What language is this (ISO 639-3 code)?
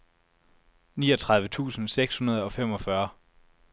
dan